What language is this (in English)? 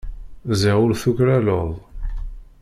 Kabyle